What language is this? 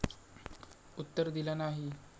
Marathi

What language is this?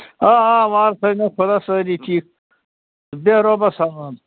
Kashmiri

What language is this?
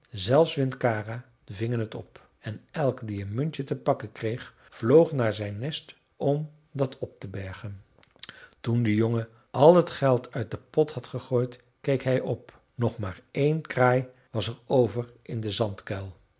Dutch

